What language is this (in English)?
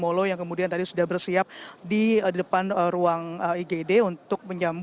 Indonesian